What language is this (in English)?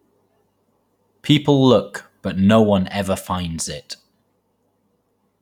English